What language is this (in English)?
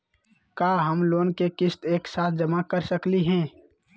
Magahi